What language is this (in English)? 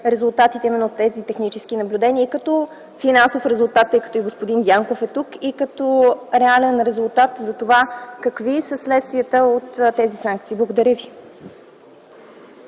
Bulgarian